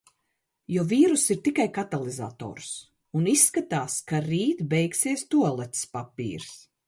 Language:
Latvian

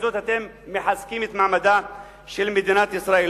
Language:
Hebrew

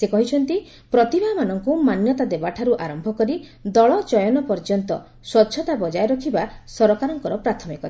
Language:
Odia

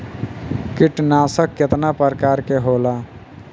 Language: Bhojpuri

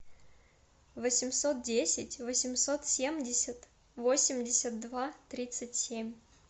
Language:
Russian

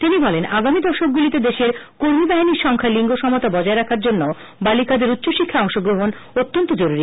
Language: Bangla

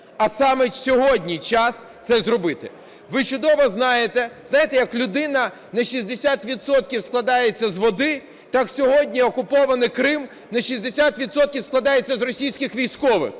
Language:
Ukrainian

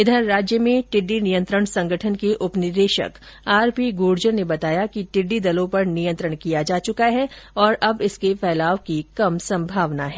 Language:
Hindi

